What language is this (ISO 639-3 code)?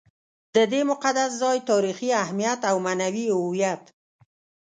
pus